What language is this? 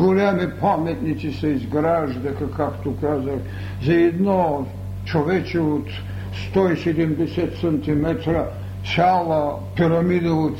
Bulgarian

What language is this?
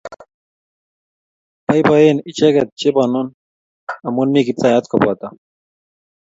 Kalenjin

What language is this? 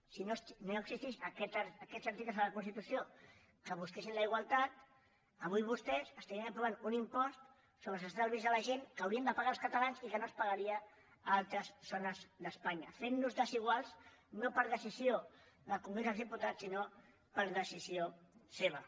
Catalan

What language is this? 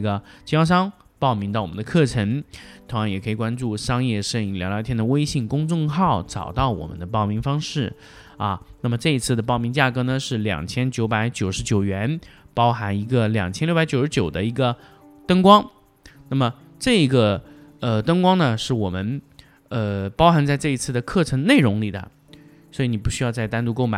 Chinese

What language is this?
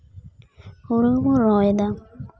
Santali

